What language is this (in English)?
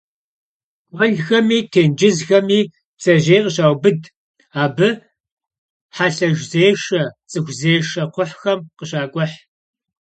Kabardian